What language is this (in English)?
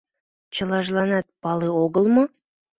Mari